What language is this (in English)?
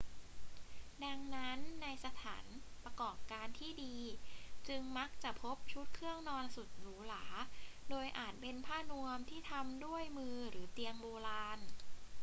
Thai